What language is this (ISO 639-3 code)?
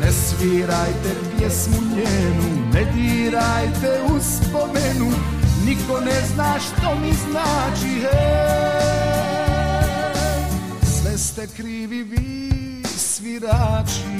hrv